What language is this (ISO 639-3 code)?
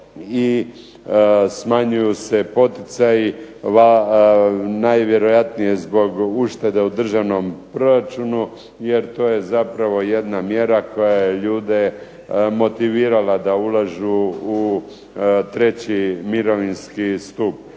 hrv